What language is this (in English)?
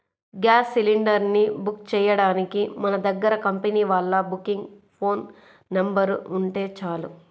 Telugu